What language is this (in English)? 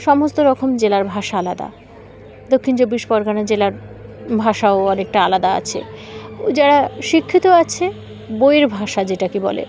Bangla